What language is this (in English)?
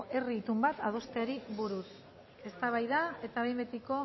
Basque